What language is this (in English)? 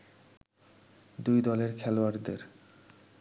Bangla